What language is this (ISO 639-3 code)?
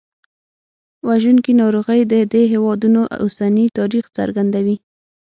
pus